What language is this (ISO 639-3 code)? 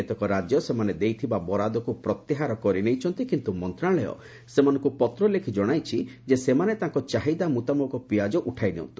ori